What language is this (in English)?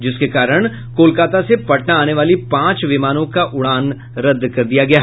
Hindi